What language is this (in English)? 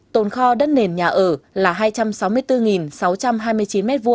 Vietnamese